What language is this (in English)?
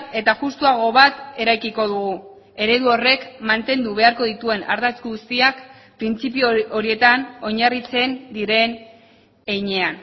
Basque